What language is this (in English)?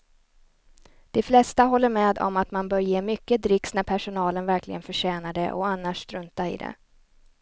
Swedish